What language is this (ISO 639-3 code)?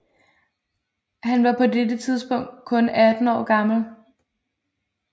dan